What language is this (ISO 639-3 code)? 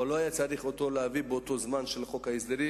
heb